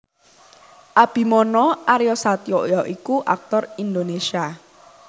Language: Javanese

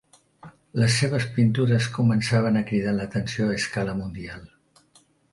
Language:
Catalan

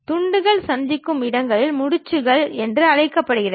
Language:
Tamil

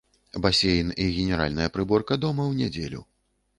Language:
Belarusian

